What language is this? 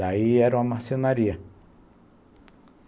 Portuguese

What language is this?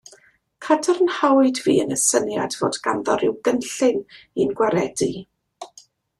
Welsh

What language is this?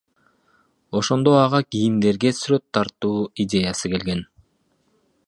Kyrgyz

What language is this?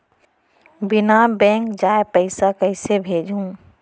Chhattisgarhi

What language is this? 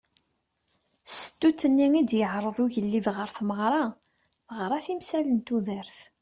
Kabyle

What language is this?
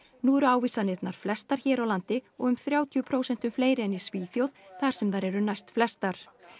Icelandic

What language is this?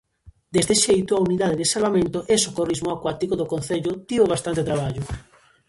Galician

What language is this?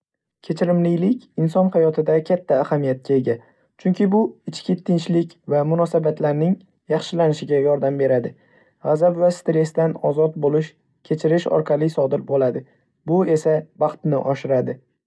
Uzbek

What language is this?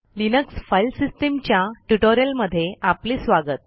Marathi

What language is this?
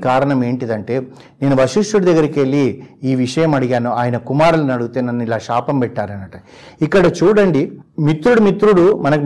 Telugu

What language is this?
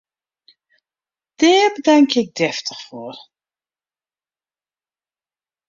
Western Frisian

